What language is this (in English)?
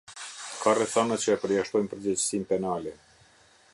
Albanian